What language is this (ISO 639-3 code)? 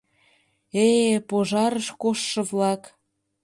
chm